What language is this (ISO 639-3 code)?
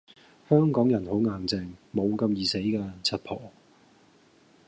yue